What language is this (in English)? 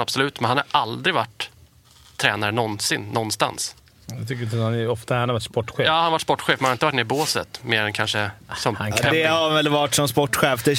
Swedish